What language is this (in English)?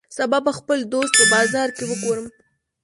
Pashto